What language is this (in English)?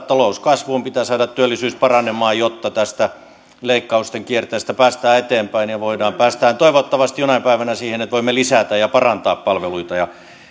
Finnish